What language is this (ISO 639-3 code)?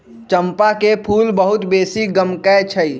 mag